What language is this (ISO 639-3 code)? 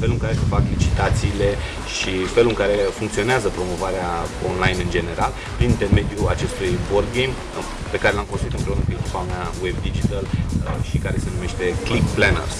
ron